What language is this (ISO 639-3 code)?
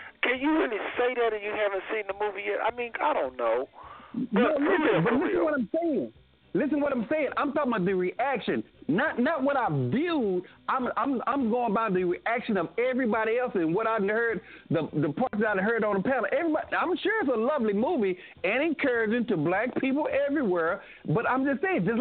eng